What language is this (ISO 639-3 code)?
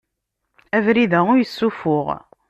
kab